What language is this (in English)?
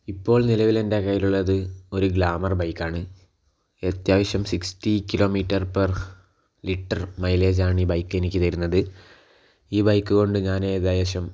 Malayalam